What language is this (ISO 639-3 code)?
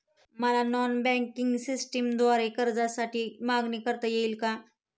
mar